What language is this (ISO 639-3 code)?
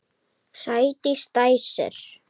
isl